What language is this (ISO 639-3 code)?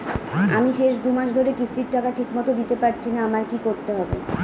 ben